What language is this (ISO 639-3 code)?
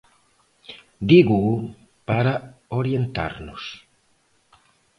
glg